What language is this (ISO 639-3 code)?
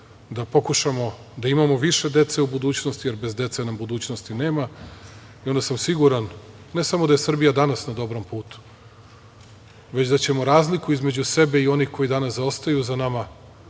srp